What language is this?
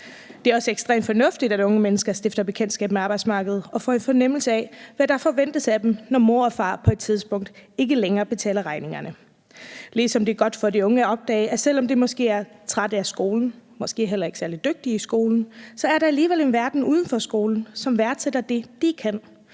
Danish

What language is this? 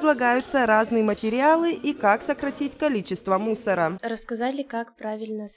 Russian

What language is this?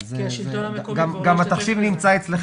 Hebrew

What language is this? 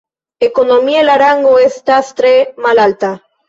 Esperanto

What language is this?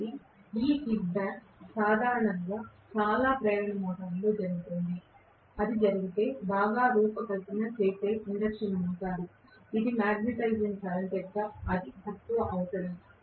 Telugu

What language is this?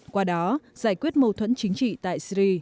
Vietnamese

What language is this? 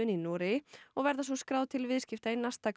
Icelandic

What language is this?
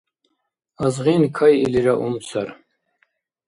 Dargwa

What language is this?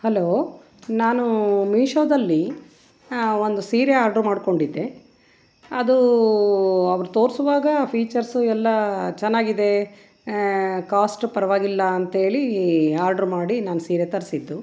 Kannada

